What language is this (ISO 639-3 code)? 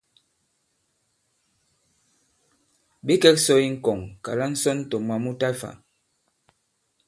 abb